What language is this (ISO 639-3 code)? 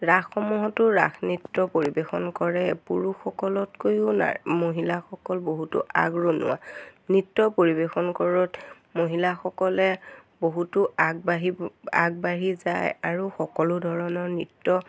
asm